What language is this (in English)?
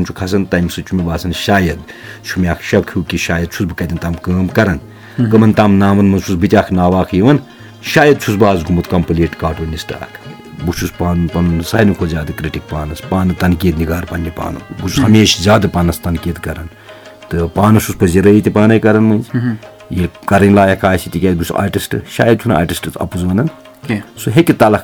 Urdu